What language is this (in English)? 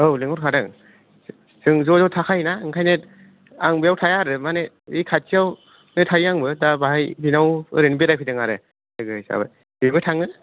Bodo